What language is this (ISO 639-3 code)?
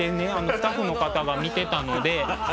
jpn